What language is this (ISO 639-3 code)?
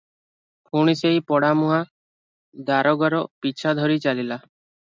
ori